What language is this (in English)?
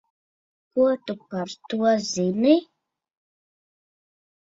Latvian